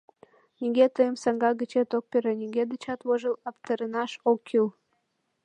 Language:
Mari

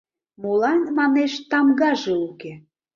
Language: Mari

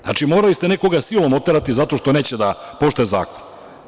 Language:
Serbian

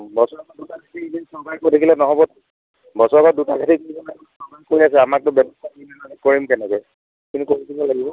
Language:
Assamese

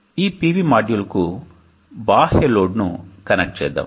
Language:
Telugu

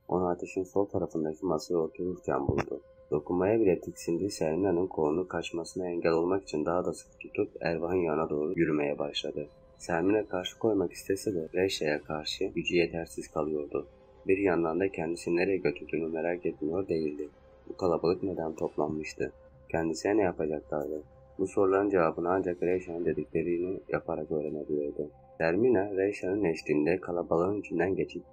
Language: Turkish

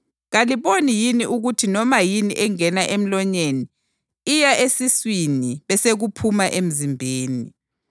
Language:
North Ndebele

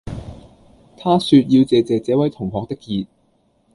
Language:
Cantonese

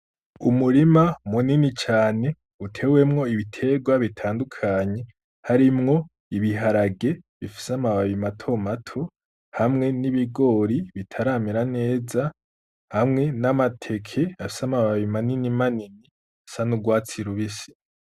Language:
Rundi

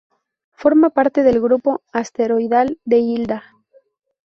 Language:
Spanish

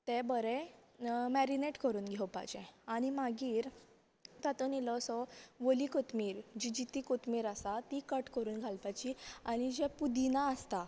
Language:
Konkani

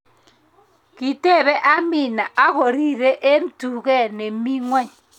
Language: Kalenjin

